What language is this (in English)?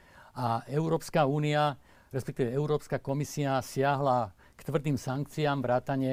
Slovak